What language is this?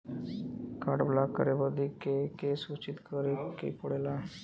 Bhojpuri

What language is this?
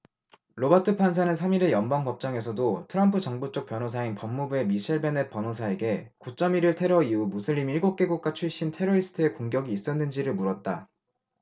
Korean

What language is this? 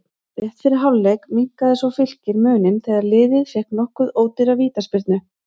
Icelandic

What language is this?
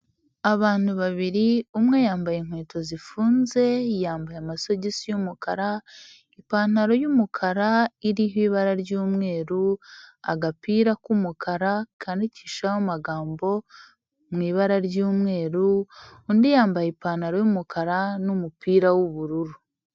Kinyarwanda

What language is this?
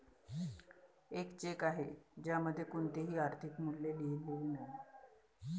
Marathi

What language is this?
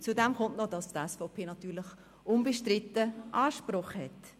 Swiss German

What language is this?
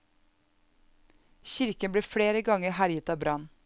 Norwegian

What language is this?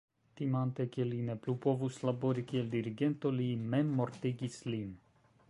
Esperanto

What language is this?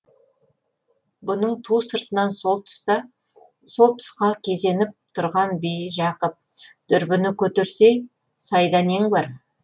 Kazakh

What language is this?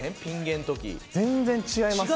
Japanese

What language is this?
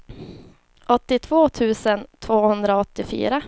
Swedish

